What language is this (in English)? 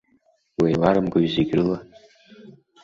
Abkhazian